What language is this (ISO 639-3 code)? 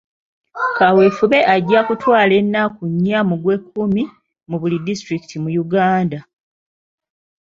lug